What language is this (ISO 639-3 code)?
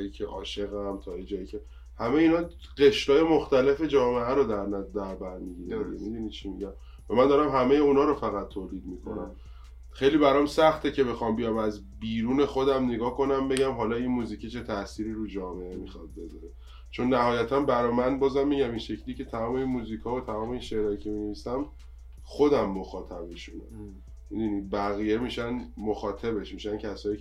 fas